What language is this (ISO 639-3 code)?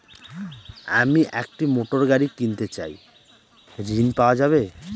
ben